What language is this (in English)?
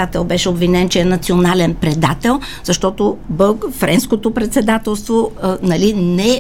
Bulgarian